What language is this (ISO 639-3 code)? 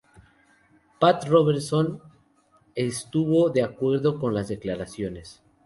spa